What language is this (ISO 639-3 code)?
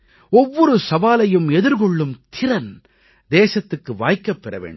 tam